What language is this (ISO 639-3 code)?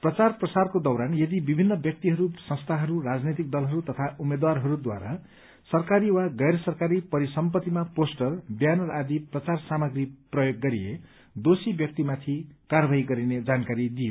nep